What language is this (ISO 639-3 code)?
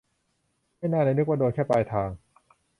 tha